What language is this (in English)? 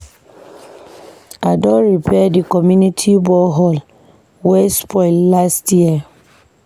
Nigerian Pidgin